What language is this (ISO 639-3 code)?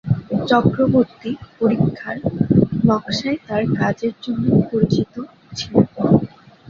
ben